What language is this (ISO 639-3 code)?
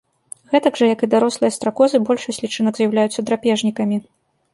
bel